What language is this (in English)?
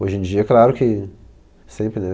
Portuguese